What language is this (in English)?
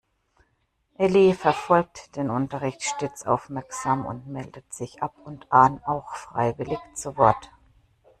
German